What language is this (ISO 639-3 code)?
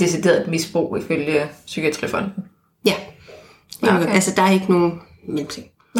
dan